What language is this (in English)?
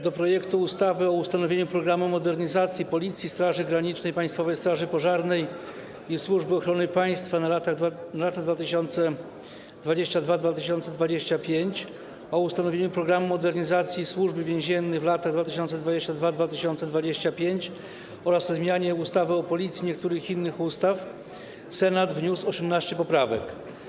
Polish